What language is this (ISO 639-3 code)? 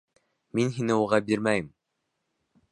bak